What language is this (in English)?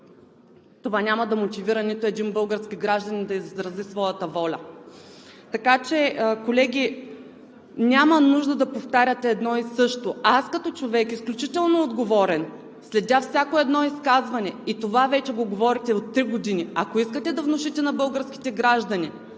Bulgarian